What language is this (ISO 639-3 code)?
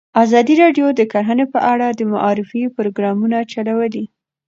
pus